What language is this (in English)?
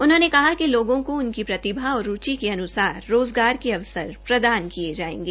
Hindi